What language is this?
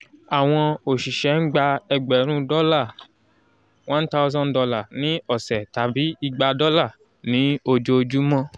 Yoruba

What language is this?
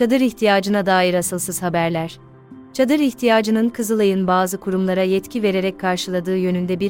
Turkish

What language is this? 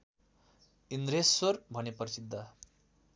Nepali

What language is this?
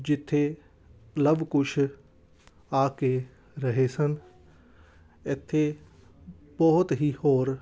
Punjabi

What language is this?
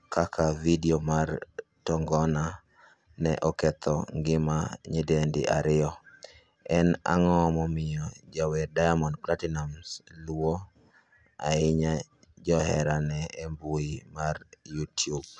Luo (Kenya and Tanzania)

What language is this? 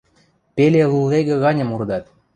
Western Mari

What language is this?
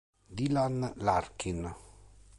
Italian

